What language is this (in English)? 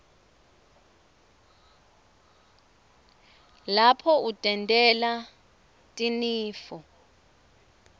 Swati